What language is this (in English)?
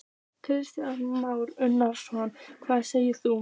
Icelandic